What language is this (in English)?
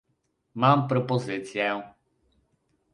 Polish